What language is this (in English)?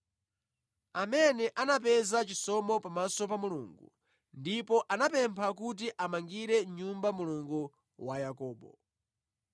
Nyanja